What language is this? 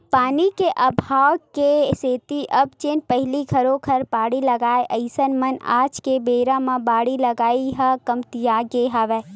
Chhattisgarhi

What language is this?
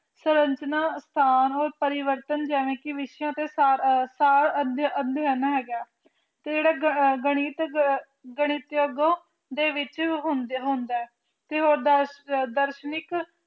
Punjabi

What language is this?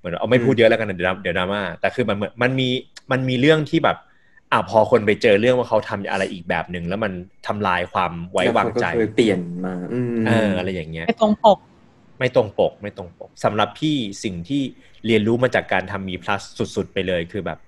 Thai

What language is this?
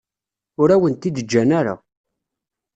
Kabyle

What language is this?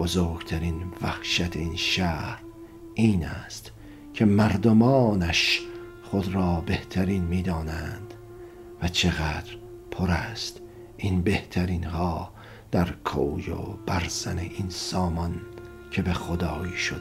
Persian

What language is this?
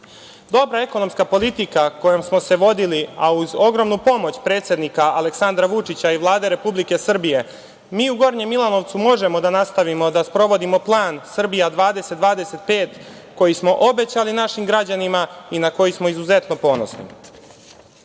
Serbian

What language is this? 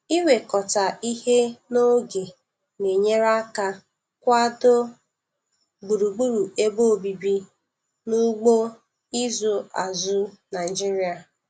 Igbo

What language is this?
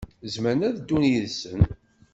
Kabyle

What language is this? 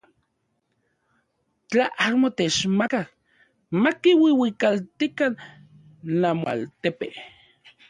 Central Puebla Nahuatl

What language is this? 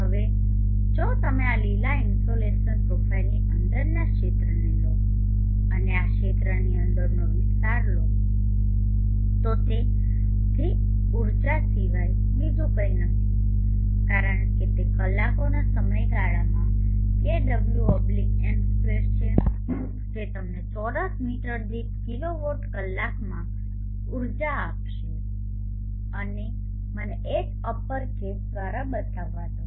Gujarati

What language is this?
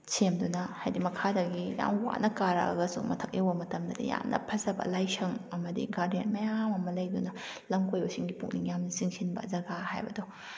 Manipuri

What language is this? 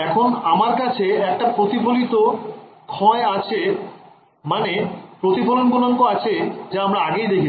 Bangla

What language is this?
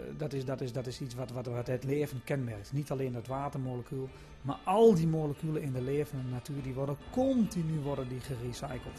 Dutch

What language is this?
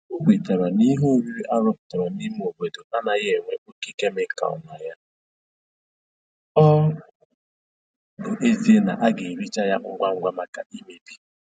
Igbo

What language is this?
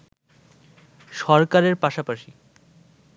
Bangla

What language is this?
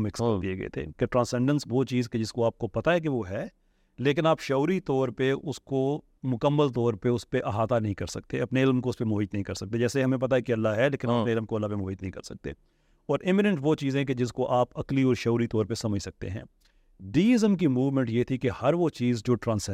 Urdu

